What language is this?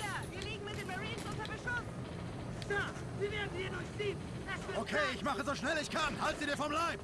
German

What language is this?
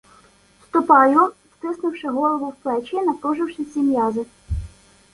Ukrainian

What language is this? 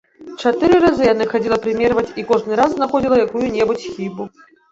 Belarusian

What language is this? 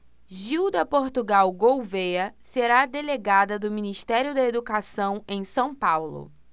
Portuguese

